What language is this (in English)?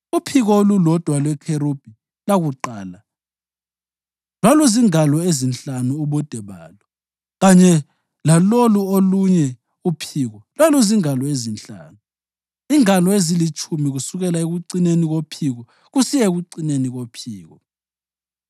North Ndebele